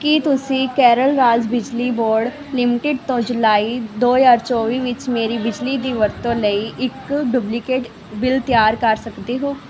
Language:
Punjabi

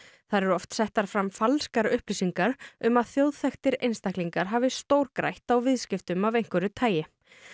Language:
Icelandic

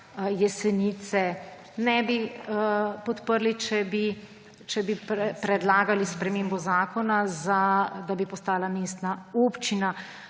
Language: Slovenian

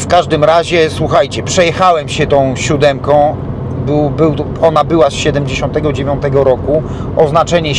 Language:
Polish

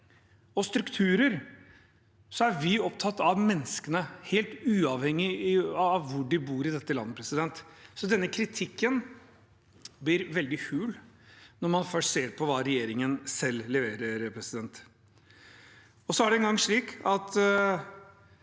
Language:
Norwegian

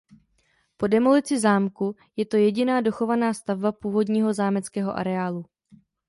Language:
Czech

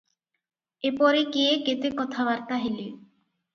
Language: Odia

